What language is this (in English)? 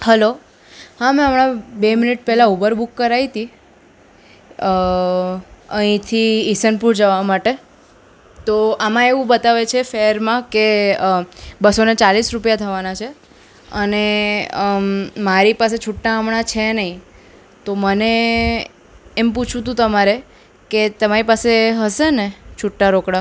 Gujarati